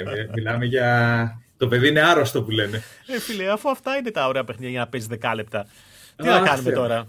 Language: Greek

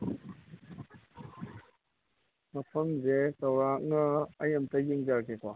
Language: Manipuri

